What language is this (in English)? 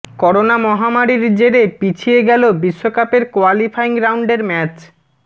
Bangla